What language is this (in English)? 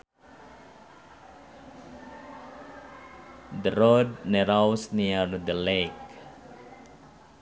Sundanese